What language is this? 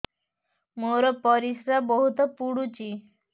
Odia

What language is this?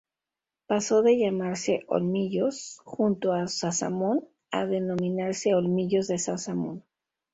Spanish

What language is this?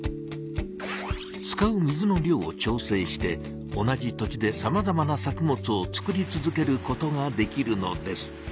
Japanese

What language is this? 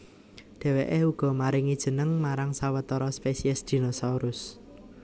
Javanese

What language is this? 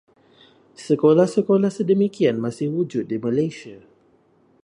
Malay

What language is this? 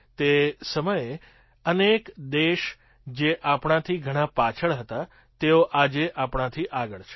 Gujarati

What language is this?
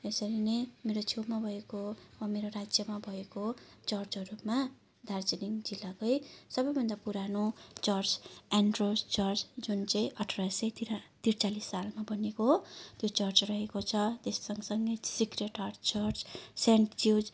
Nepali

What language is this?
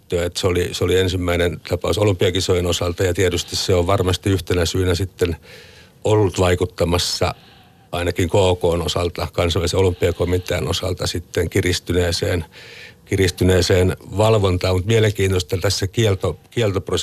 Finnish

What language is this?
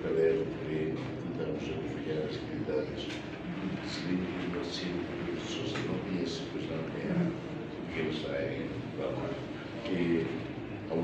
Portuguese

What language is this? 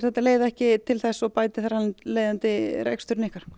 Icelandic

